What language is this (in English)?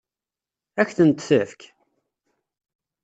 Kabyle